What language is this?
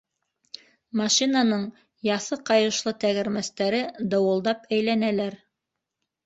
Bashkir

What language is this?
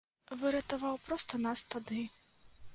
Belarusian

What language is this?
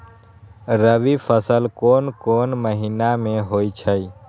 Magahi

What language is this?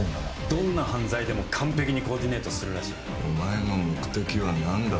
Japanese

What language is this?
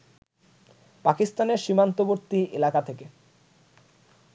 Bangla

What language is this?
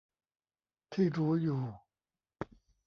Thai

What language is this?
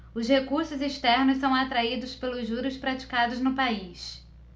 Portuguese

